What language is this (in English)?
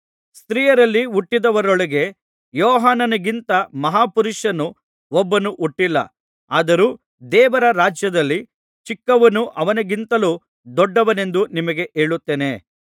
Kannada